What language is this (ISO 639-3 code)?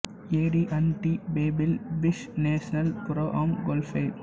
tam